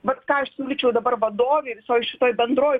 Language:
Lithuanian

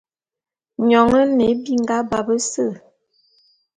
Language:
Bulu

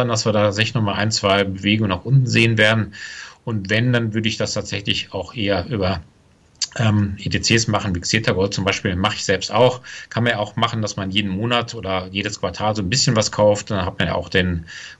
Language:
German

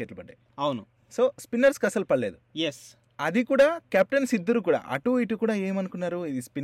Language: Telugu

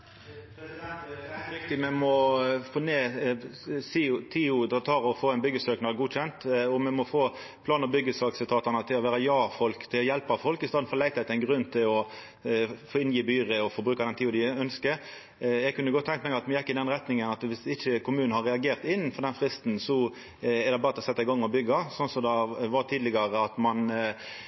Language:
Norwegian Nynorsk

